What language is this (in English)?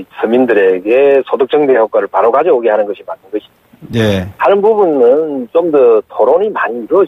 Korean